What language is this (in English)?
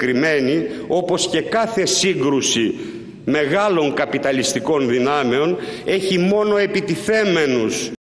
Greek